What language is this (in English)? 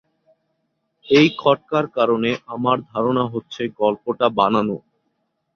Bangla